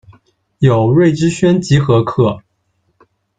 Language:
Chinese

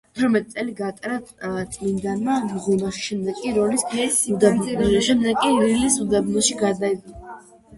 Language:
Georgian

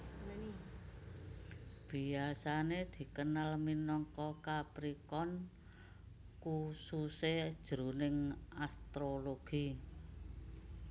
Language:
Javanese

